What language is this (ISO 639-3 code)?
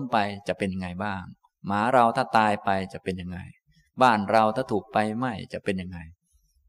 tha